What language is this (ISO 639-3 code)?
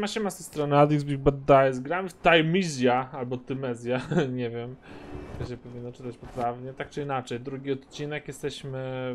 pol